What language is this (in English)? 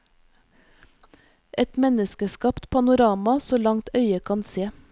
Norwegian